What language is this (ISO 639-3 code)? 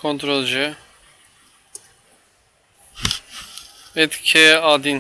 tur